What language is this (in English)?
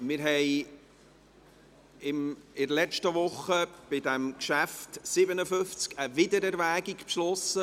Swiss German